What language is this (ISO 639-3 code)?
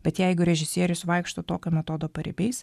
lit